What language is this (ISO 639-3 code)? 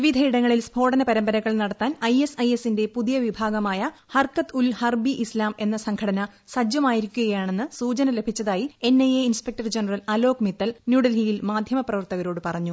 mal